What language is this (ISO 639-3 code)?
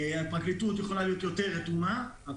heb